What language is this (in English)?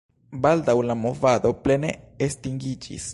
Esperanto